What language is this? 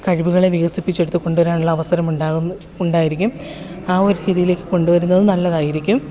Malayalam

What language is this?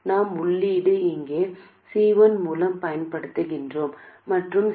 Tamil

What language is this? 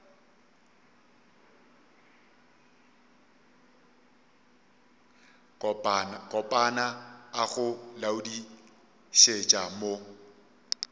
Northern Sotho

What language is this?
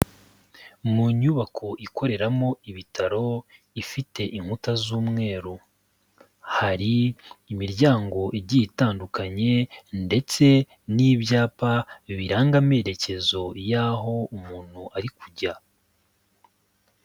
Kinyarwanda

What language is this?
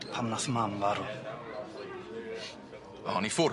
Welsh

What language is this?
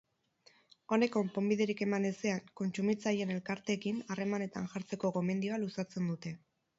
Basque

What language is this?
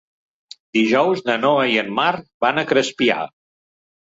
Catalan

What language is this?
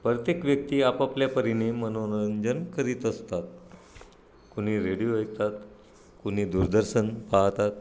Marathi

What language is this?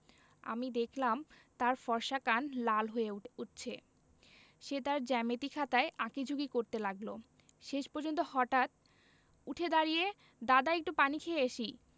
Bangla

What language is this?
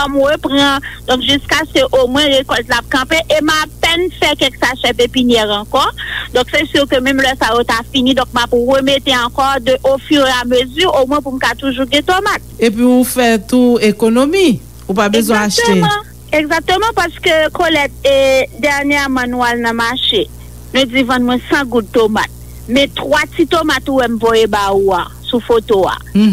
French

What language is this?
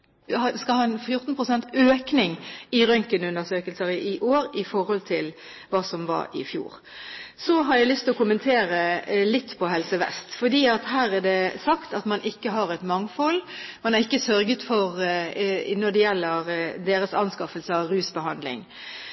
Norwegian Bokmål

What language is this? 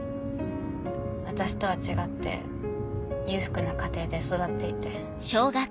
Japanese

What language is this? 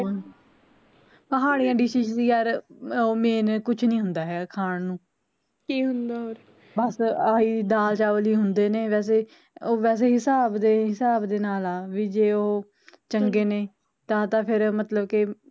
Punjabi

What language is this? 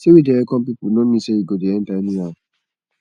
Nigerian Pidgin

